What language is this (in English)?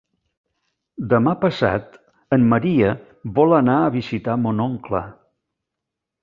Catalan